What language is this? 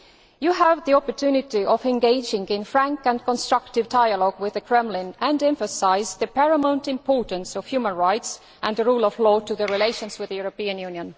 English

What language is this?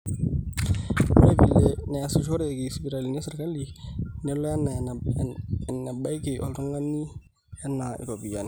Masai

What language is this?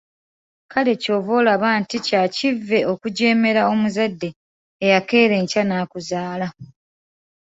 Ganda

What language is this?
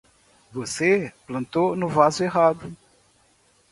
Portuguese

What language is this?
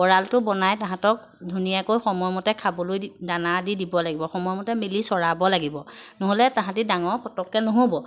Assamese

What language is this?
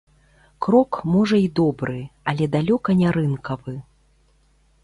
Belarusian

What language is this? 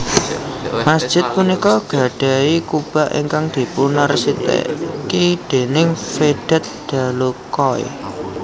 Javanese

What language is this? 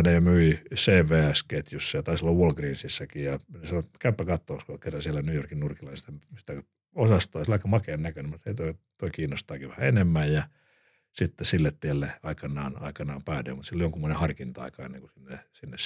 Finnish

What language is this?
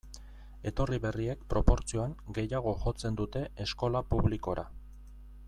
Basque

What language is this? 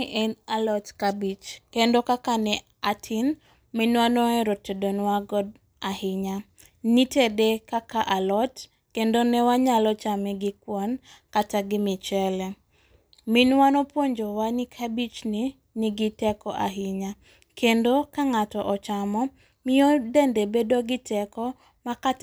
Luo (Kenya and Tanzania)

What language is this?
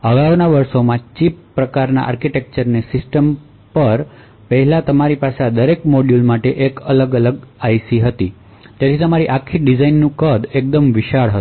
Gujarati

